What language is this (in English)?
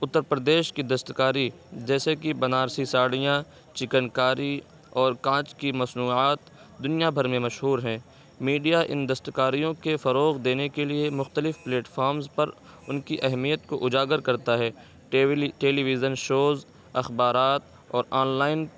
Urdu